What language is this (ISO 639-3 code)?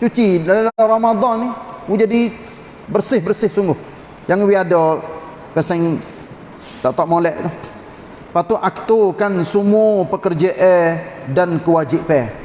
msa